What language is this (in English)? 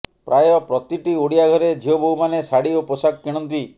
Odia